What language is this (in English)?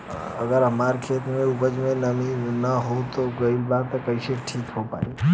Bhojpuri